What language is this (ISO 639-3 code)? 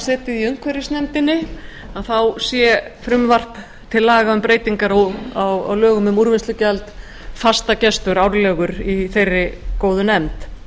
isl